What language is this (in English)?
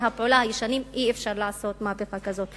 Hebrew